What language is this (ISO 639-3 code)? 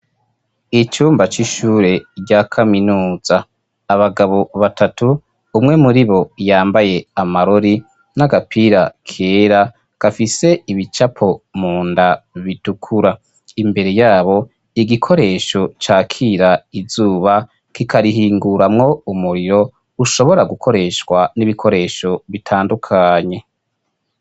run